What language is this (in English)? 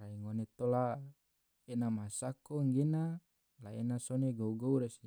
Tidore